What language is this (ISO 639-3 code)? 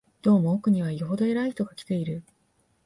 jpn